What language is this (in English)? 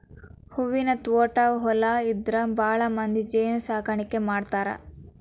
Kannada